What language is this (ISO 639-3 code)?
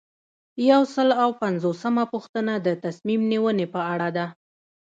pus